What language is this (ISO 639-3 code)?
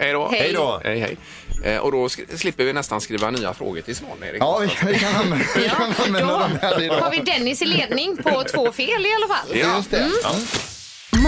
swe